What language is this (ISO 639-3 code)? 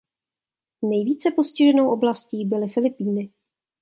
ces